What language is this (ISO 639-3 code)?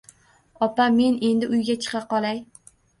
uzb